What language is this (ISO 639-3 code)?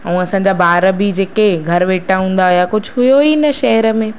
snd